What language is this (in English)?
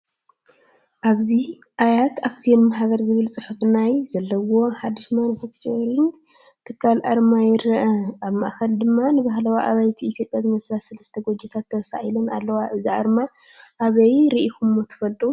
Tigrinya